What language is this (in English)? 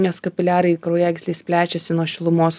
Lithuanian